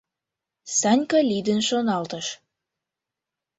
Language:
Mari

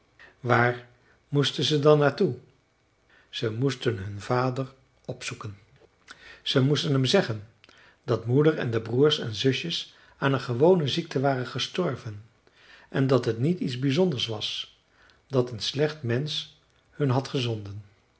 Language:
Dutch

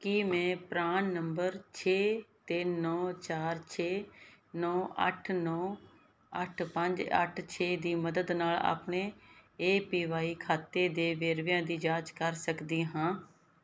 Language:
Punjabi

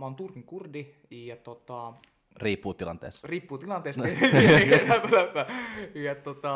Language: Finnish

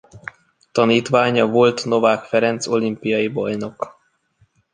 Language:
Hungarian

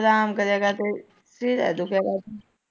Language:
Punjabi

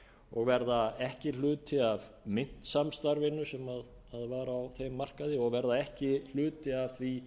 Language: Icelandic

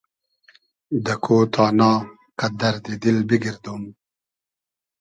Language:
Hazaragi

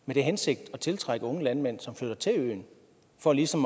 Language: Danish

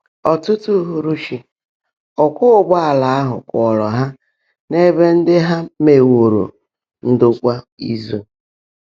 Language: Igbo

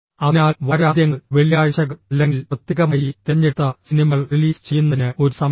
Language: Malayalam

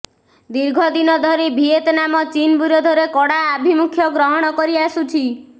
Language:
Odia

